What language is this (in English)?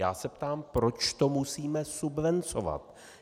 Czech